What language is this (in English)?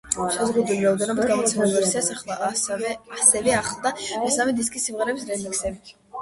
Georgian